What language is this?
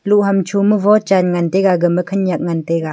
Wancho Naga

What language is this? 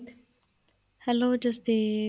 Punjabi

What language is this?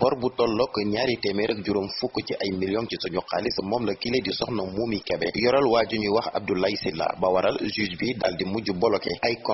Indonesian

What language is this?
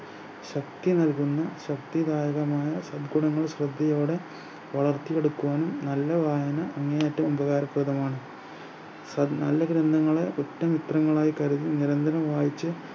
Malayalam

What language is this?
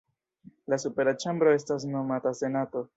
Esperanto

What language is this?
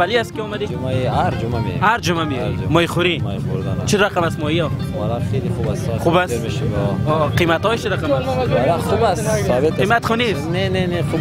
Persian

